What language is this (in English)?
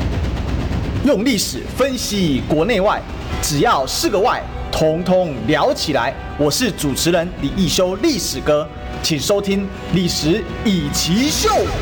Chinese